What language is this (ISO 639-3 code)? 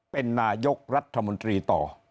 tha